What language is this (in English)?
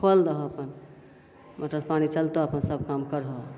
Maithili